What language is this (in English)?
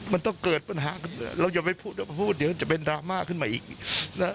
Thai